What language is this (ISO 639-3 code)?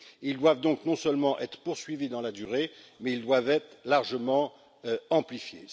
fra